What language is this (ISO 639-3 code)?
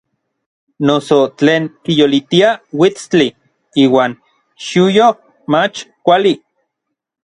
nlv